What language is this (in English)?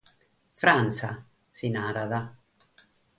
Sardinian